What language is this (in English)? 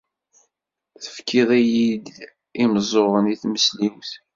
Kabyle